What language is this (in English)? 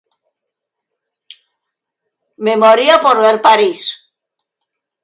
Spanish